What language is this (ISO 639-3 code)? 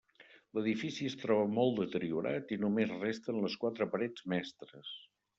cat